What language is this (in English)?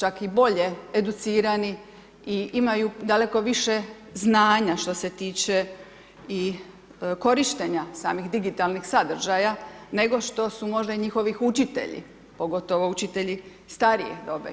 Croatian